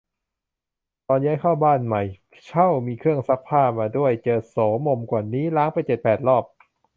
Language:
Thai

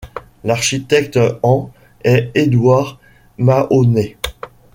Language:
French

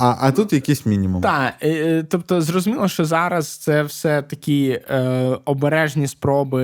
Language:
Ukrainian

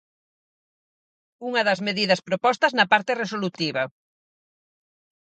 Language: Galician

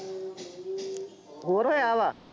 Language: Punjabi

